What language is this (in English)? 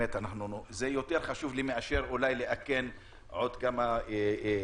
Hebrew